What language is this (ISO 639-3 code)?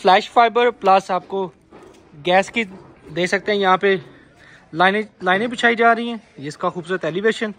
hin